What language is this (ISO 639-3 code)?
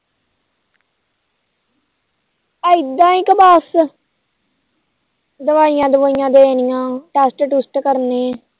pan